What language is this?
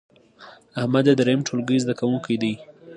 Pashto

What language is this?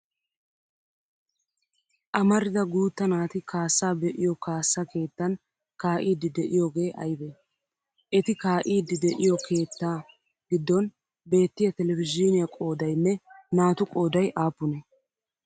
Wolaytta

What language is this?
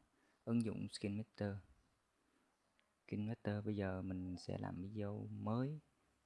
Vietnamese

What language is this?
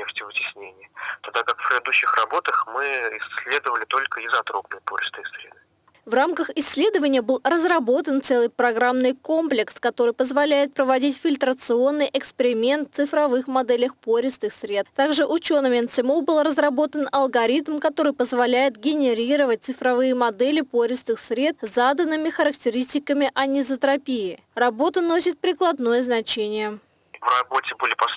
Russian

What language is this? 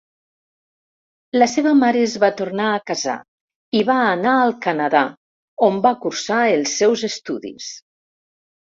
Catalan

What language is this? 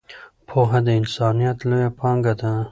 Pashto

